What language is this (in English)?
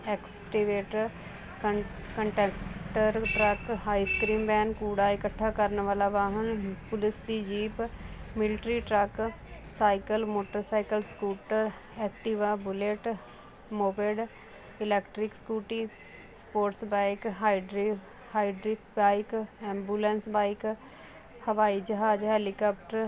Punjabi